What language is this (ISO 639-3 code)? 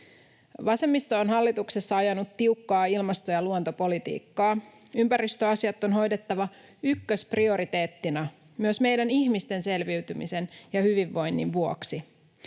fin